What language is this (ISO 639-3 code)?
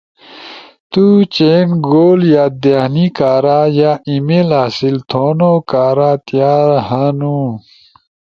ush